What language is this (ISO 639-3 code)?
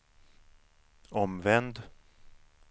swe